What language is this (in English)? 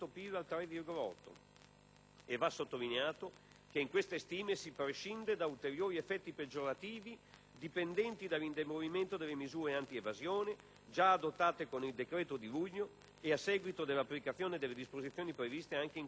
Italian